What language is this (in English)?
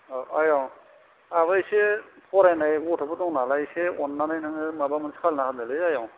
Bodo